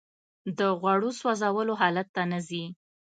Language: Pashto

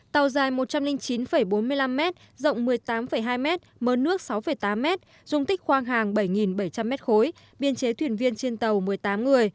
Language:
Vietnamese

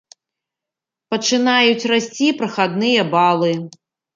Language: Belarusian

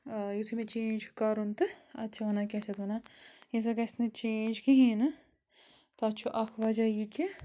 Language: Kashmiri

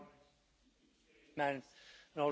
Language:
English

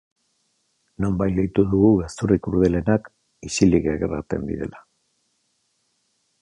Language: Basque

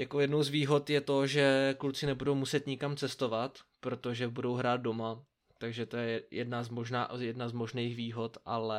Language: Czech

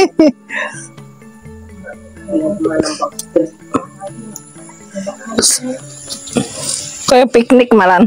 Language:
Indonesian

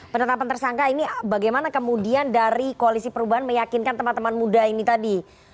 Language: Indonesian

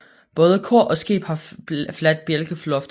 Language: Danish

